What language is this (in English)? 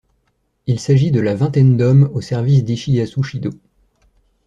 French